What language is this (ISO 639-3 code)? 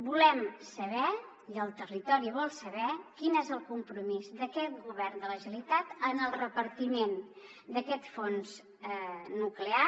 cat